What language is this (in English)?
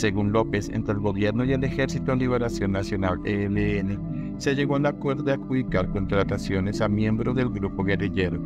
Spanish